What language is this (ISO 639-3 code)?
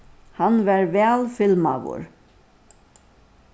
fao